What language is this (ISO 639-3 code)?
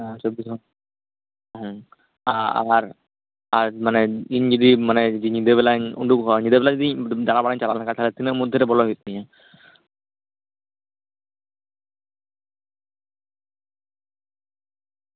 sat